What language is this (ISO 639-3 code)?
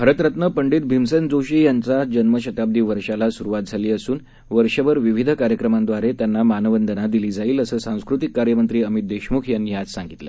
mar